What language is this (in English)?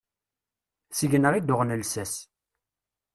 Kabyle